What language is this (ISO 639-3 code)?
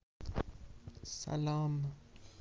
rus